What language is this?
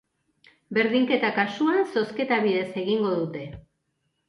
Basque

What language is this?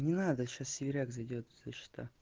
Russian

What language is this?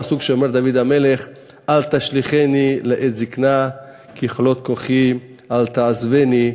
Hebrew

